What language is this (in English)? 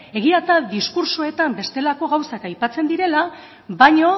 Basque